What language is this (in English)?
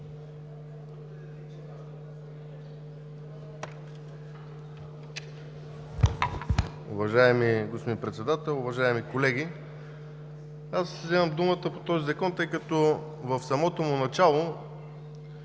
Bulgarian